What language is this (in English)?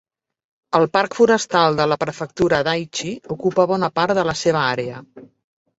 Catalan